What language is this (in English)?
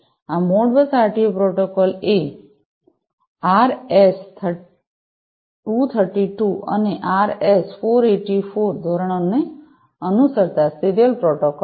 Gujarati